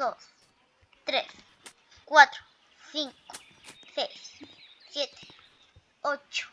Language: Spanish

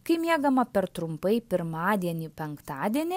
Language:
Lithuanian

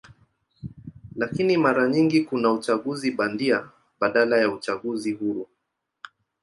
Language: Swahili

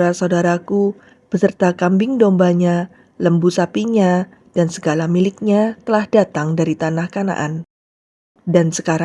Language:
Indonesian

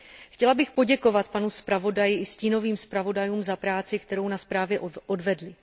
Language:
Czech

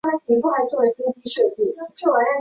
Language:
Chinese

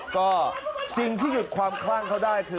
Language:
Thai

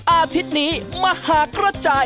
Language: Thai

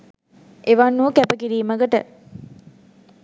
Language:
Sinhala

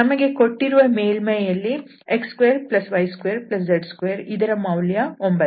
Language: Kannada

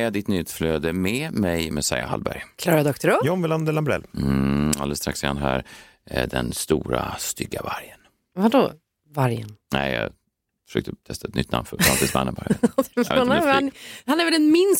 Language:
Swedish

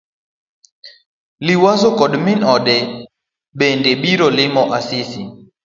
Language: Luo (Kenya and Tanzania)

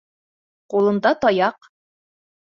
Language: Bashkir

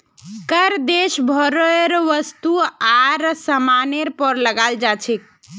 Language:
Magahi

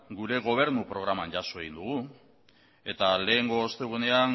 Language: Basque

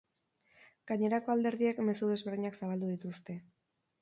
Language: Basque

